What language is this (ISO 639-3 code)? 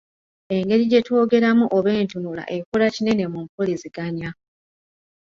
lug